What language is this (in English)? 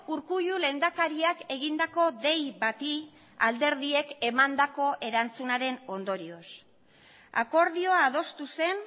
Basque